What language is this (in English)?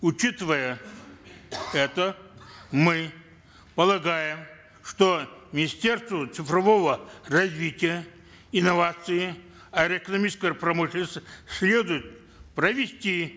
Kazakh